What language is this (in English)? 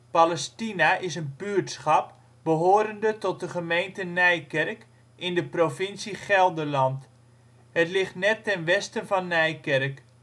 Dutch